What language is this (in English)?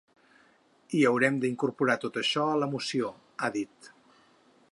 Catalan